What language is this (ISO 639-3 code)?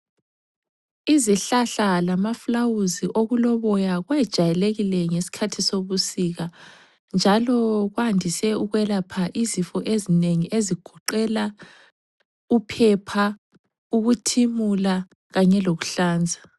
nde